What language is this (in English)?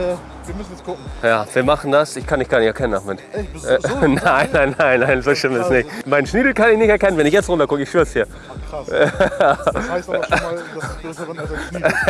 German